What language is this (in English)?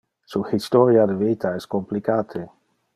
Interlingua